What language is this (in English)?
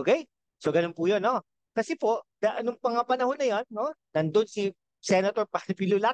Filipino